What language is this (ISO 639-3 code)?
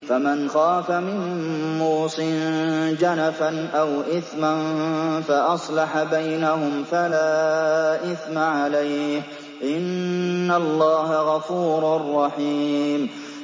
ara